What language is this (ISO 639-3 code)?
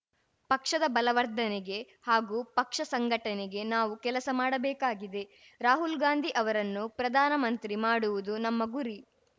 kan